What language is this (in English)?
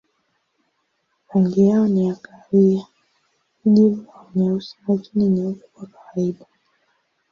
Swahili